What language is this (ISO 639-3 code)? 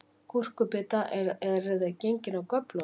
isl